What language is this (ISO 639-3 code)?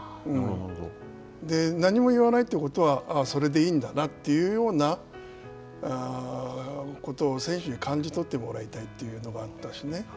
jpn